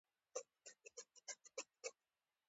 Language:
Pashto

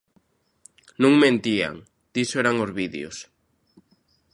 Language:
Galician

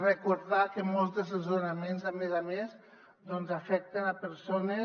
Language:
Catalan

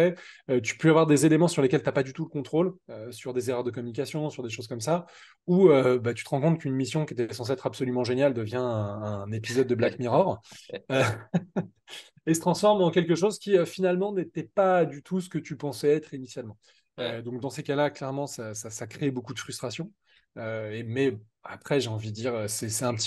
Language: French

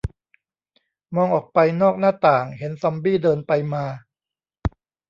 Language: Thai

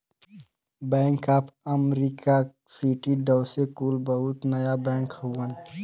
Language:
Bhojpuri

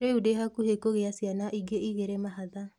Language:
Kikuyu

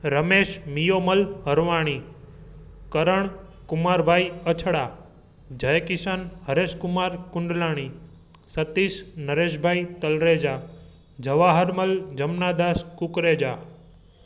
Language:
Sindhi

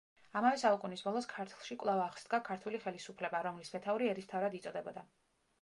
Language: Georgian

